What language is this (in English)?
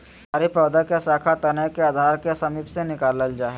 Magahi